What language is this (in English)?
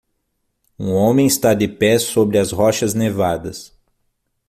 Portuguese